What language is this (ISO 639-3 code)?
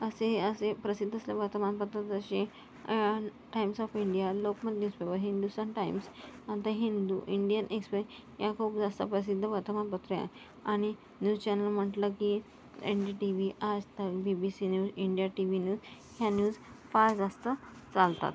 mar